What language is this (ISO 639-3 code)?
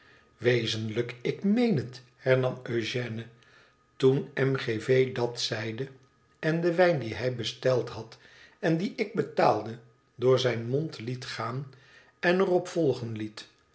nld